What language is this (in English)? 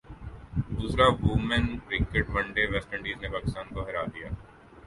Urdu